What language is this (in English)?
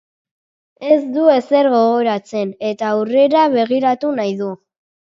Basque